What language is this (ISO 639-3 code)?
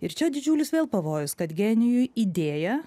lit